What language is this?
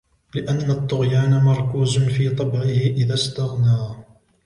Arabic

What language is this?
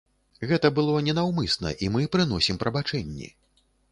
Belarusian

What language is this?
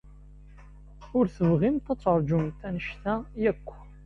Kabyle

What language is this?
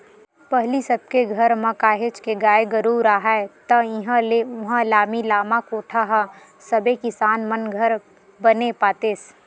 Chhattisgarhi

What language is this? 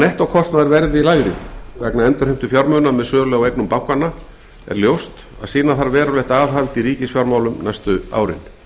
Icelandic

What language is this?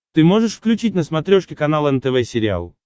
Russian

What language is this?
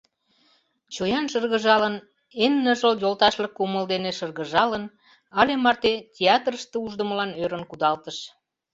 Mari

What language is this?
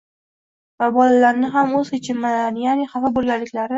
Uzbek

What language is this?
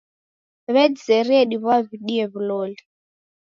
Taita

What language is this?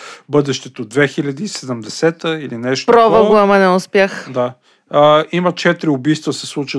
Bulgarian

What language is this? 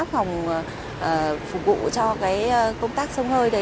Vietnamese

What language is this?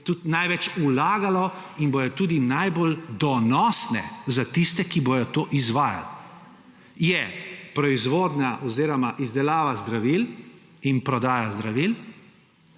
Slovenian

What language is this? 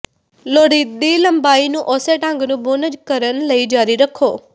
Punjabi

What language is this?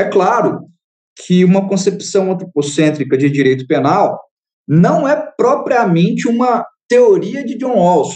Portuguese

